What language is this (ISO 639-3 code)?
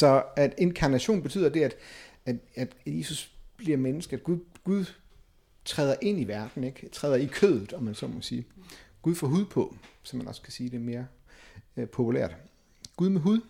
dan